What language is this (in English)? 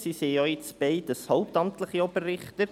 Swiss German